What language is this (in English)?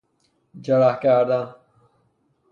Persian